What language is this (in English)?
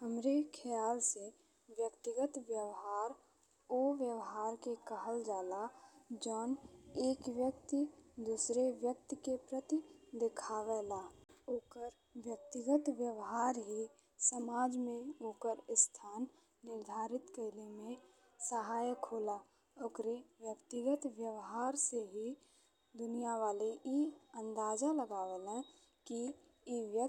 Bhojpuri